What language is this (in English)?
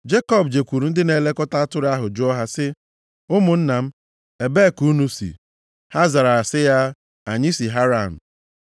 Igbo